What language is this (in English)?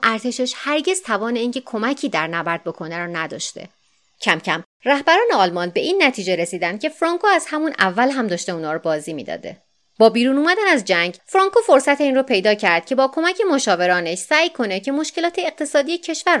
Persian